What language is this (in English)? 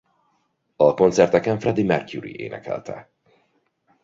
Hungarian